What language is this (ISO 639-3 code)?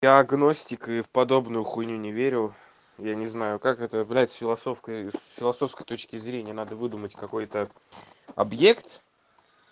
rus